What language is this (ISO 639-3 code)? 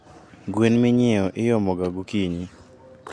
luo